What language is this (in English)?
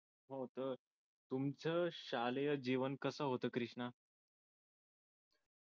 Marathi